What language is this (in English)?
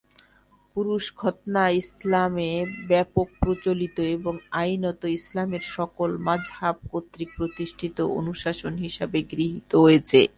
Bangla